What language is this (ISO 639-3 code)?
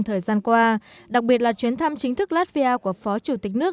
vie